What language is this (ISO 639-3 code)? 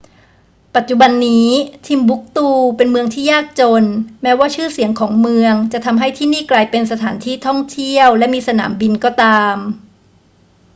tha